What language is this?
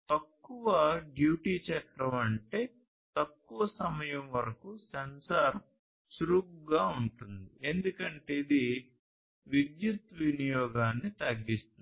Telugu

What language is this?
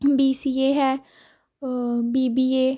Punjabi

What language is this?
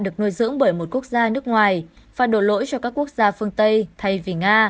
Vietnamese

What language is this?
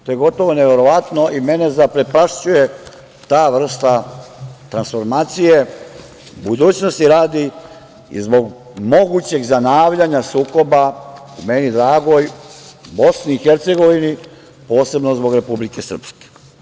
Serbian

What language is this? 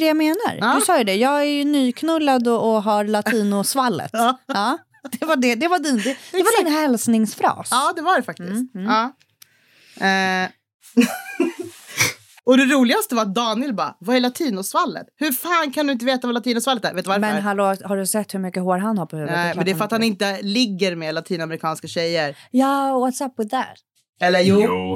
Swedish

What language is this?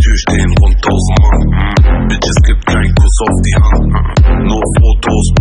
Polish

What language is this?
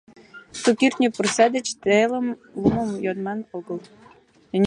Mari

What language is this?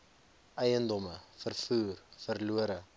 Afrikaans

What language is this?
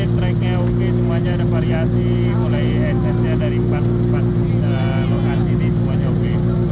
Indonesian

